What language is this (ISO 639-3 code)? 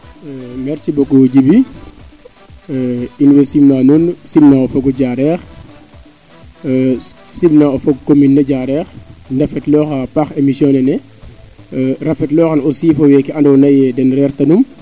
srr